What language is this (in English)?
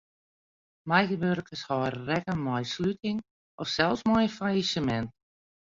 Western Frisian